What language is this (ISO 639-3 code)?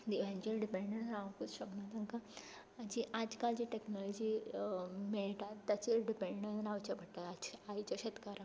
kok